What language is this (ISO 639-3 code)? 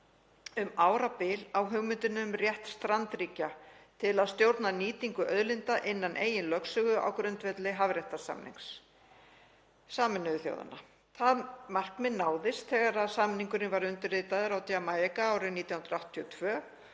isl